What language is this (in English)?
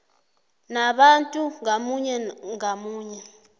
South Ndebele